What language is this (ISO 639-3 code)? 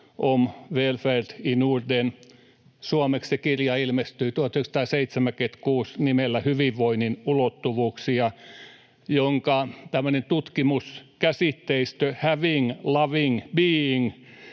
fin